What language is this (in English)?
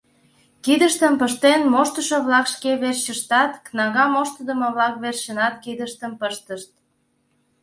Mari